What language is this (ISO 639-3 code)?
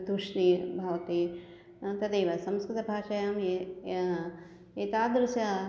san